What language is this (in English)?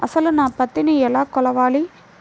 Telugu